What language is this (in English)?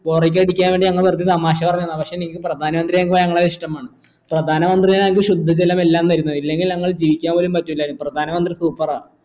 Malayalam